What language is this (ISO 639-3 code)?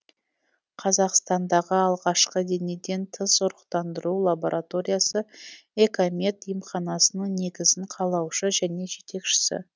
kaz